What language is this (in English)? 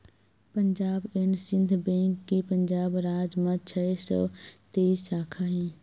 Chhattisgarhi